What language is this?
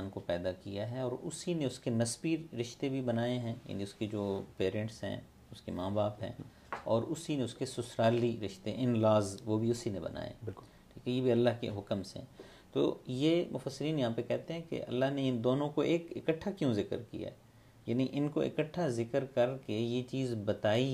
Urdu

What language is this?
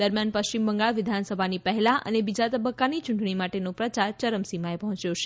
Gujarati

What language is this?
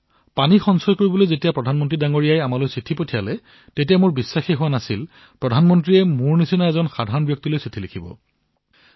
Assamese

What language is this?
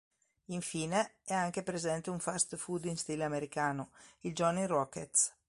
Italian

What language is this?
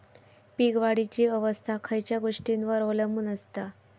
Marathi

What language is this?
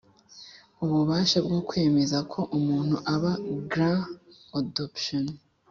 Kinyarwanda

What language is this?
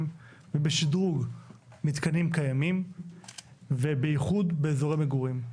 Hebrew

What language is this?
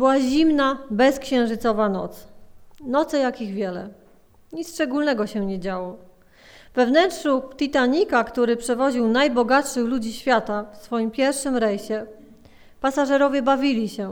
Polish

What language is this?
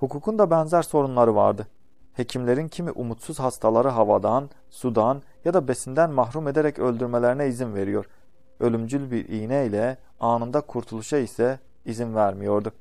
Turkish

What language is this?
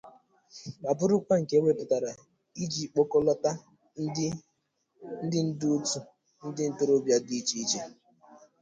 Igbo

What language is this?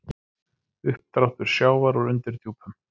Icelandic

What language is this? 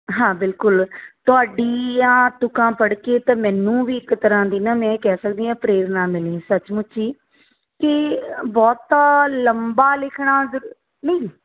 Punjabi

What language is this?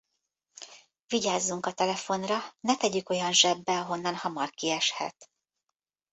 Hungarian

